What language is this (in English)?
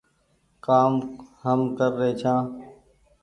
Goaria